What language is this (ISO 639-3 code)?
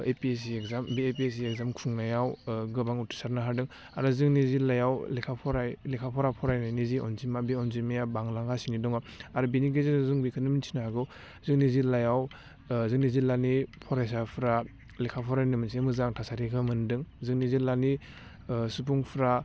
brx